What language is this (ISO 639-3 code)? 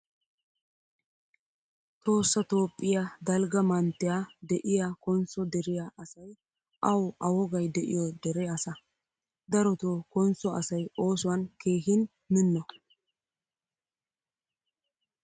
wal